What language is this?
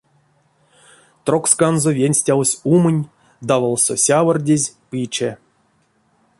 Erzya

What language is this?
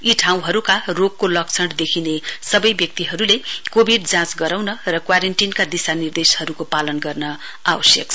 Nepali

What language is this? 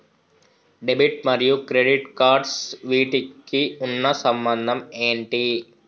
Telugu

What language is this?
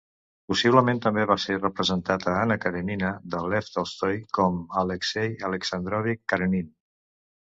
Catalan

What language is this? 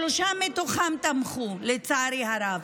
Hebrew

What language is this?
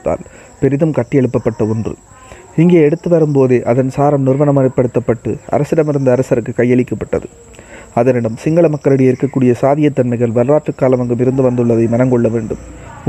Tamil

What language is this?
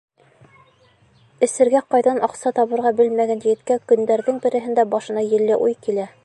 Bashkir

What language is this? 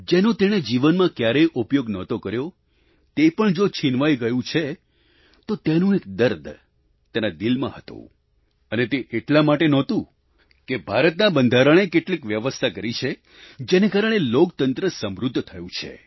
Gujarati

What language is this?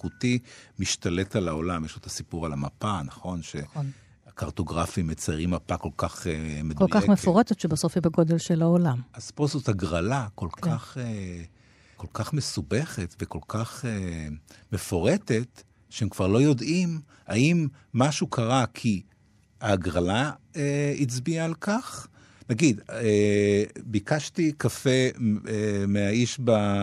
Hebrew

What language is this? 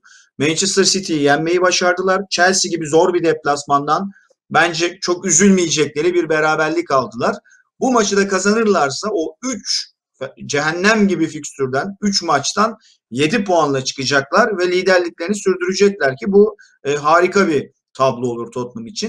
Turkish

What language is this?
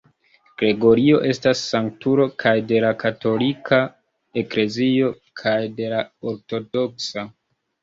Esperanto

